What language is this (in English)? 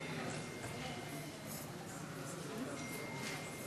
Hebrew